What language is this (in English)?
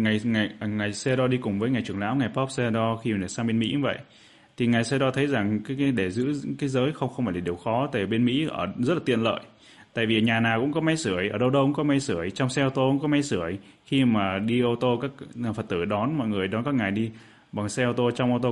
Vietnamese